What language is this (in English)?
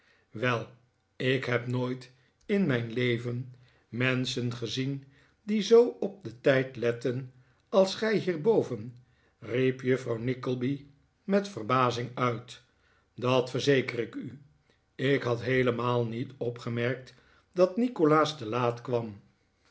Dutch